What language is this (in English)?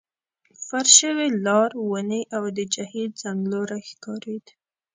Pashto